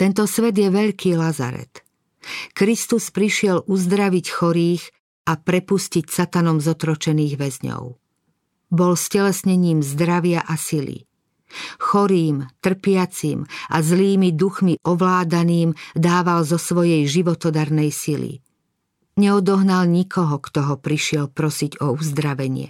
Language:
Slovak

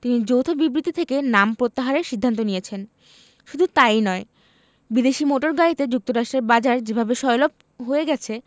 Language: Bangla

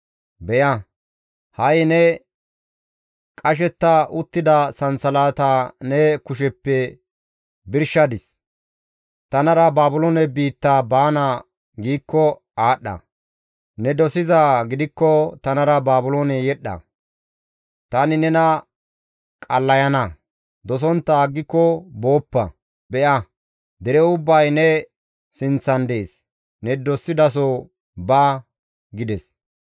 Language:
Gamo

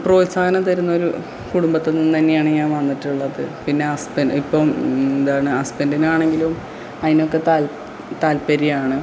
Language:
Malayalam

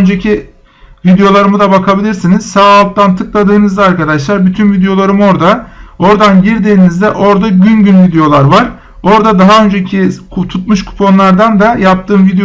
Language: Turkish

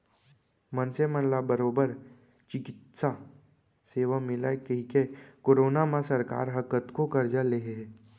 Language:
Chhattisgarhi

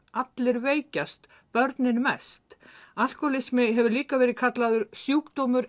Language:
Icelandic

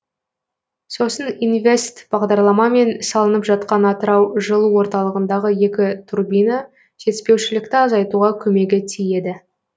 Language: Kazakh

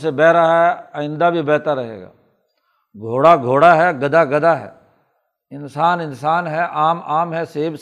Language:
Urdu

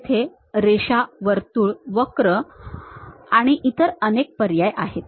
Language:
Marathi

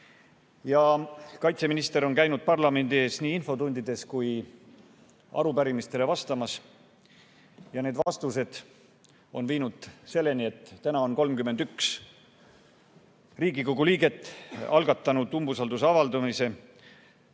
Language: Estonian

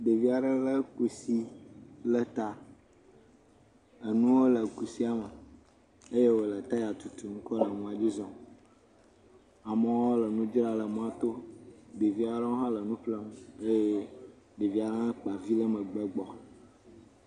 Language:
Ewe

